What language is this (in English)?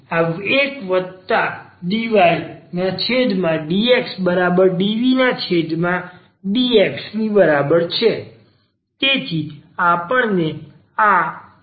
Gujarati